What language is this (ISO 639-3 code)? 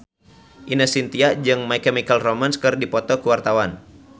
sun